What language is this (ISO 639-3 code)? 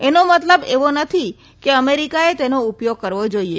guj